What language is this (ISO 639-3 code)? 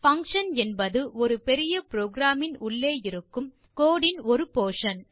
tam